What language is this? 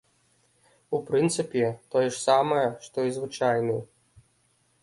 Belarusian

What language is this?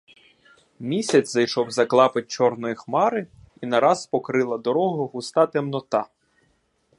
Ukrainian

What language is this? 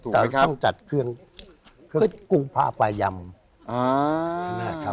Thai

